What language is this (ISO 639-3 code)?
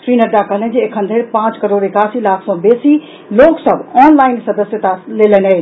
mai